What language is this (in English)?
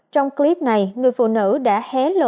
Vietnamese